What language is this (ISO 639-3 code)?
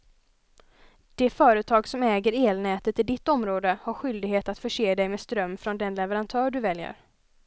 swe